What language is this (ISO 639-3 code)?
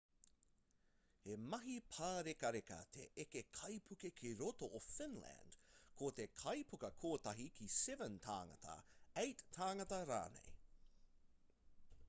mri